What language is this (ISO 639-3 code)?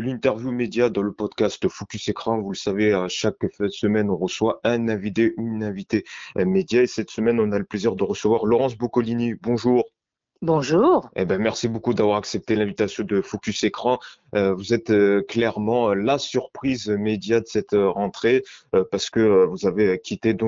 fra